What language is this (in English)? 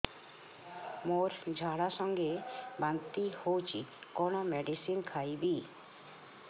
Odia